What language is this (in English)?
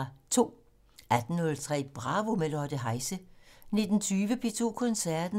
Danish